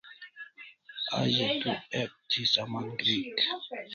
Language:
Kalasha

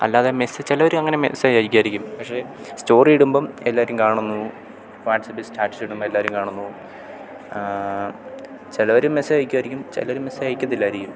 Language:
Malayalam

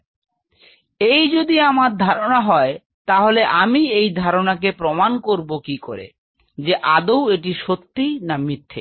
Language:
Bangla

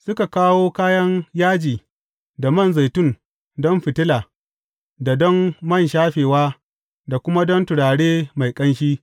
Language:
Hausa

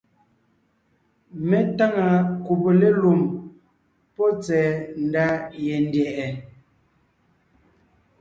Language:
Ngiemboon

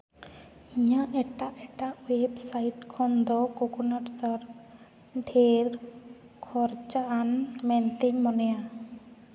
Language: Santali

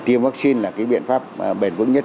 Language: Vietnamese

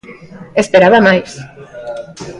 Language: Galician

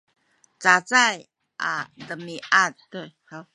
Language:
Sakizaya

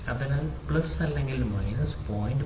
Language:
Malayalam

